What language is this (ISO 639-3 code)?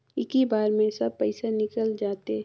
hne